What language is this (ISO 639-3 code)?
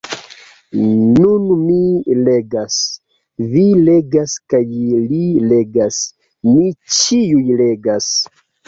epo